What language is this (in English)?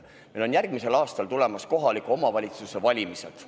Estonian